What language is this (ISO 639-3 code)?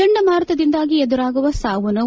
kan